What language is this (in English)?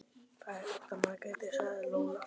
Icelandic